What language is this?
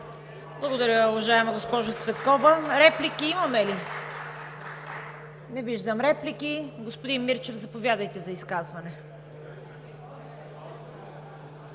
Bulgarian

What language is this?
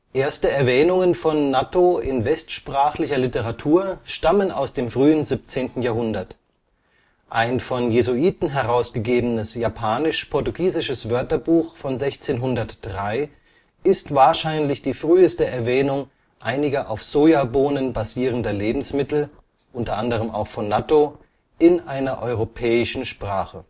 German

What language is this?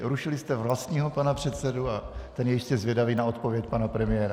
Czech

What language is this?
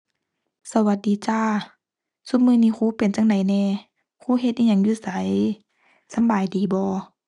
Thai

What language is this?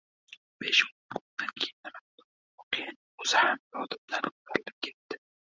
Uzbek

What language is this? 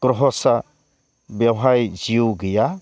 Bodo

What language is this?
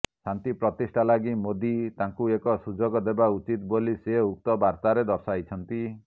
Odia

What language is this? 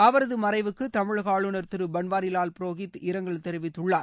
Tamil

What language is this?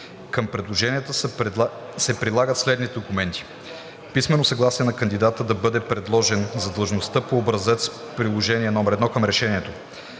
Bulgarian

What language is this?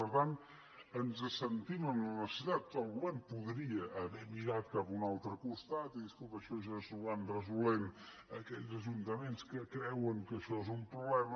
Catalan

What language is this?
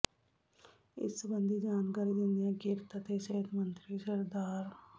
Punjabi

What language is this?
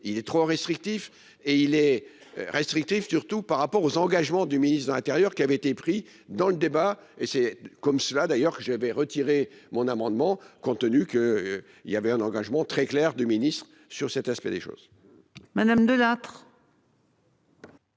French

